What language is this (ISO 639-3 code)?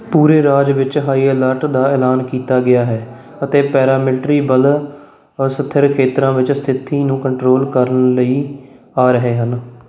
pan